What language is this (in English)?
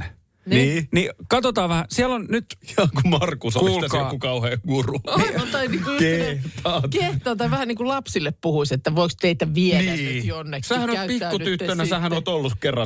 Finnish